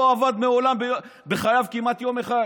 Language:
Hebrew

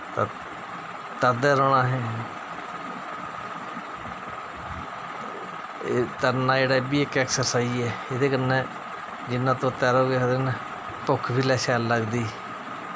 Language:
Dogri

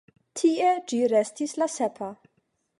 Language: Esperanto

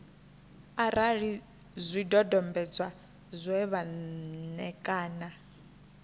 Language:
Venda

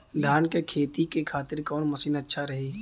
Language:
Bhojpuri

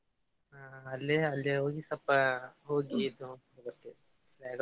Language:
Kannada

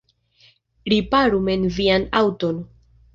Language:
Esperanto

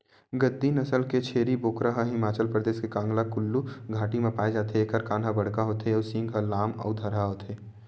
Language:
Chhattisgarhi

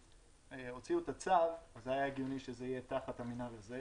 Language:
Hebrew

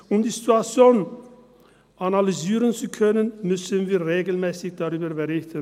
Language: Swiss German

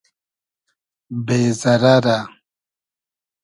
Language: Hazaragi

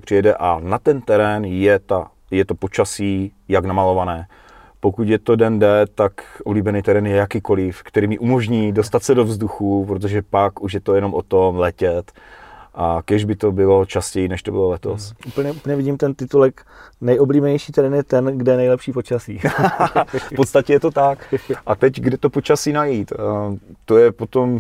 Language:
Czech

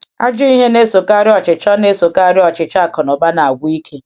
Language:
Igbo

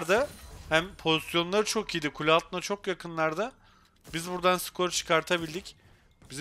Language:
Turkish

